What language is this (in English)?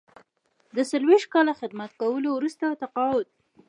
Pashto